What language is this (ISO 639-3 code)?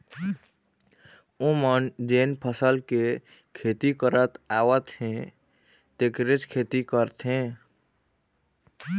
hne